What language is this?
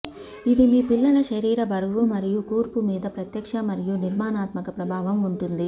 Telugu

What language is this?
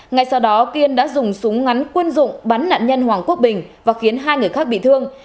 Vietnamese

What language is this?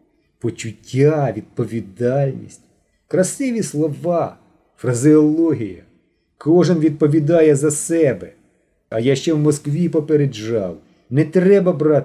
Ukrainian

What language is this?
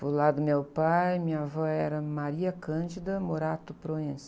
Portuguese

